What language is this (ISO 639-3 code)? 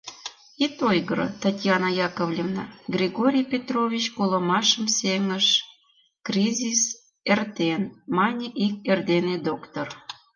chm